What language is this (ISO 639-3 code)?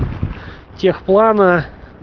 rus